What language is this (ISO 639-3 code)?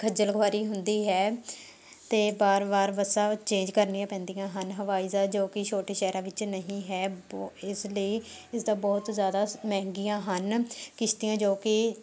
pan